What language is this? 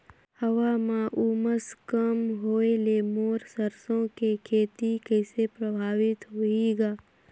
Chhattisgarhi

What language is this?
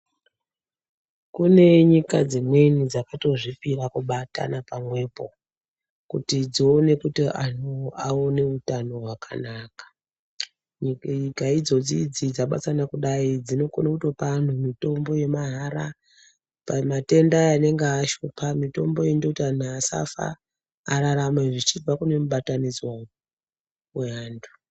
Ndau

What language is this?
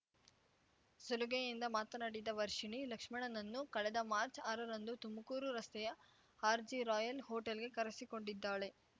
Kannada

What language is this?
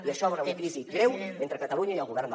Catalan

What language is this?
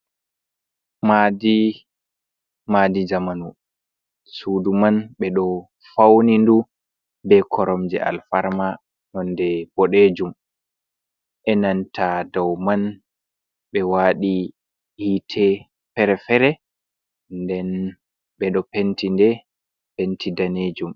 Fula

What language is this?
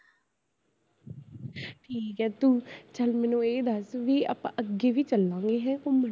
Punjabi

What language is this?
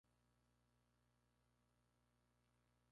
Spanish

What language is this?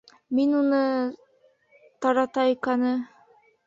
Bashkir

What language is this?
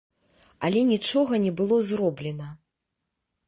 Belarusian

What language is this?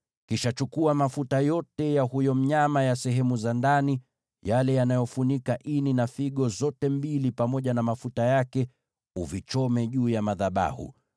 Swahili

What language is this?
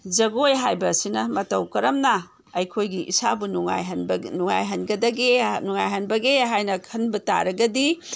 Manipuri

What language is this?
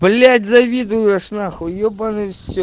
Russian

